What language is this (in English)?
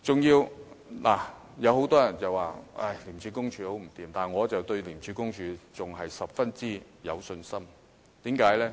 Cantonese